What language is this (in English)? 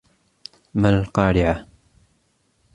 Arabic